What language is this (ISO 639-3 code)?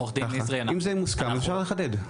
heb